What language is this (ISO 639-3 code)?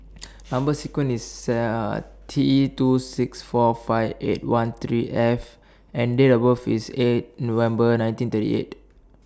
eng